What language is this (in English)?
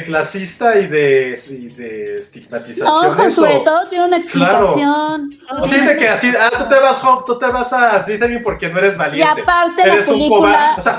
Spanish